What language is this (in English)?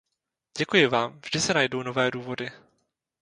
Czech